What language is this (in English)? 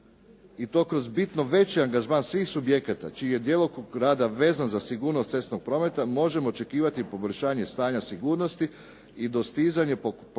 Croatian